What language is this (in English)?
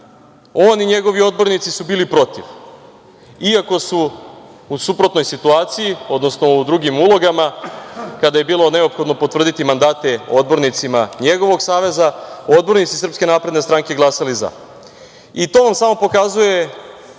Serbian